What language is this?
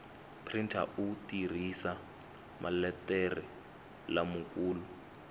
Tsonga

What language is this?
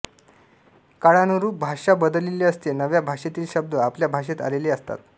Marathi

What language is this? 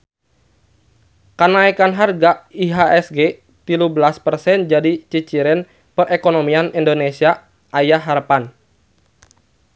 Sundanese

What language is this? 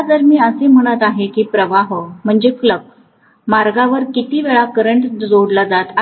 Marathi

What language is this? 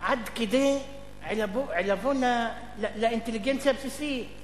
Hebrew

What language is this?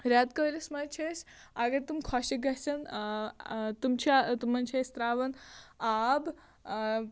Kashmiri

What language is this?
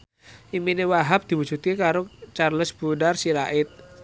Javanese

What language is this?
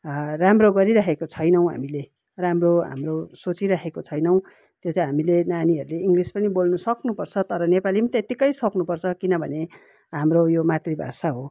Nepali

